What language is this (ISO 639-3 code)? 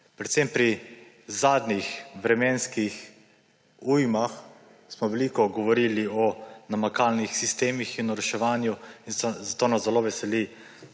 slv